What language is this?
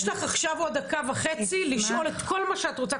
Hebrew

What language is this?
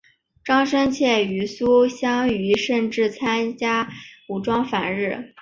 Chinese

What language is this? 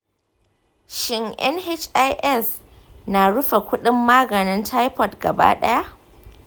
Hausa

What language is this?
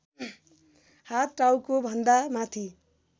Nepali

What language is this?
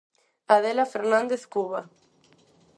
Galician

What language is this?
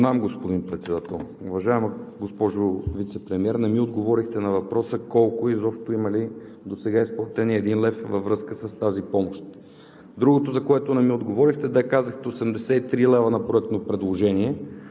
Bulgarian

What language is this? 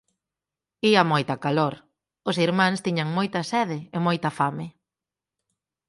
Galician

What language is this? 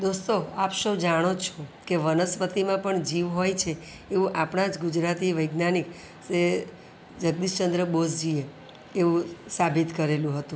Gujarati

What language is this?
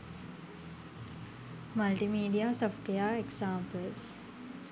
Sinhala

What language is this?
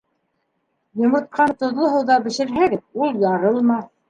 Bashkir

